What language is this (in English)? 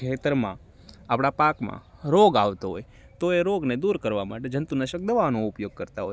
Gujarati